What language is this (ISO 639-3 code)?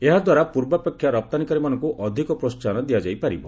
ori